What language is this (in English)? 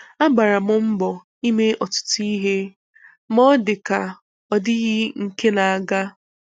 Igbo